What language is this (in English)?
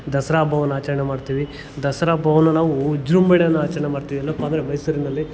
Kannada